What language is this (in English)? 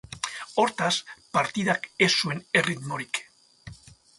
Basque